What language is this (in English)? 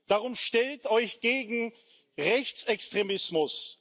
German